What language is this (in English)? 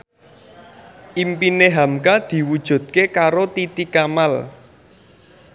Javanese